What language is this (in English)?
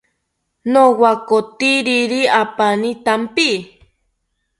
South Ucayali Ashéninka